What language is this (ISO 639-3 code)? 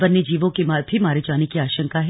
hin